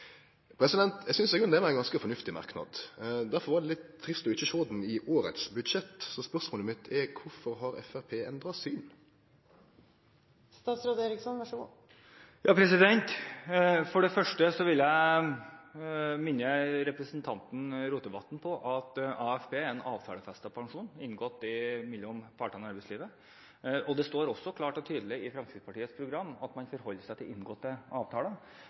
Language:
Norwegian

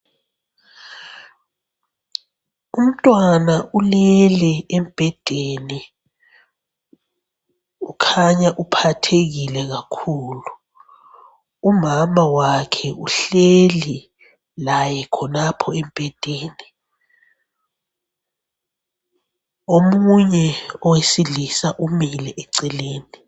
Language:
North Ndebele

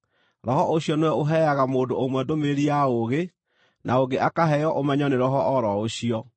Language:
Kikuyu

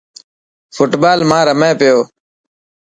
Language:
Dhatki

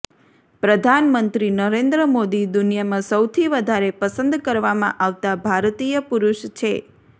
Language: Gujarati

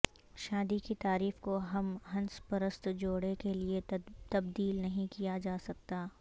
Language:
Urdu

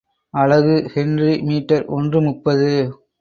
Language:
Tamil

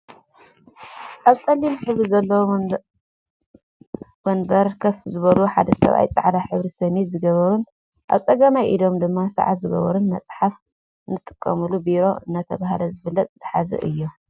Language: Tigrinya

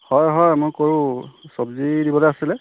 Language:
Assamese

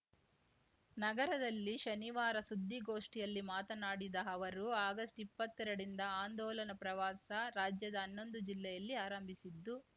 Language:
Kannada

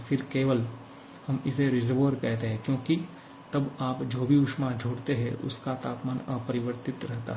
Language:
Hindi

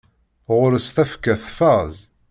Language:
Kabyle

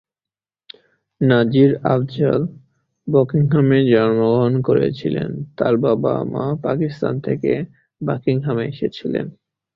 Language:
Bangla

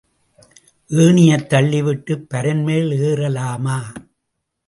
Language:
Tamil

